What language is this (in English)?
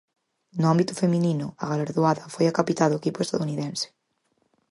Galician